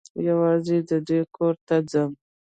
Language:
Pashto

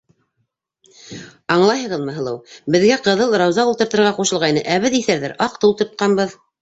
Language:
Bashkir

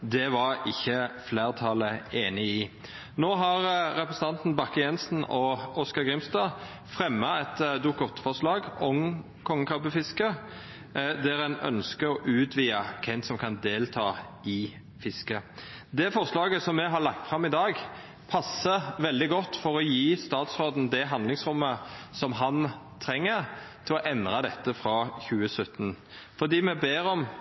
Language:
Norwegian Nynorsk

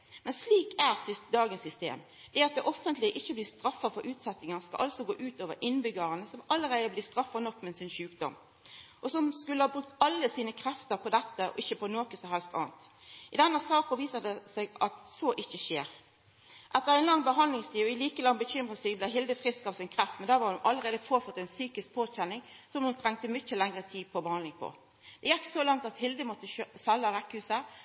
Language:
Norwegian Nynorsk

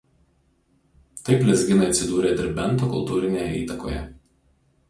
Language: Lithuanian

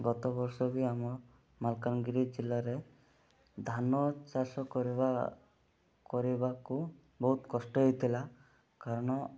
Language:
Odia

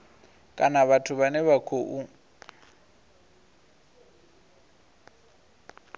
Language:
Venda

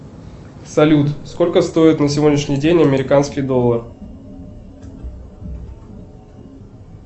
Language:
Russian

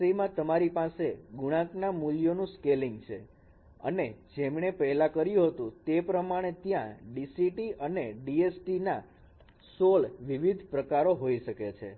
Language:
Gujarati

